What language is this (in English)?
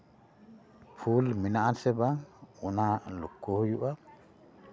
Santali